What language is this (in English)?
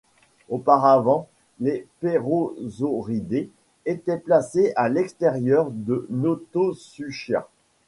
French